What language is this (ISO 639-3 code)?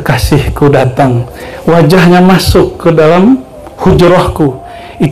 ind